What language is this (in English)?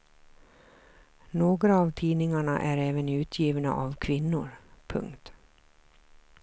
Swedish